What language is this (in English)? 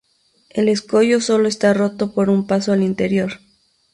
Spanish